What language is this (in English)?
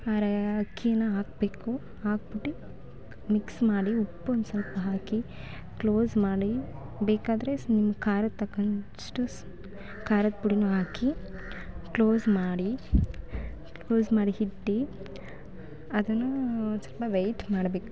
Kannada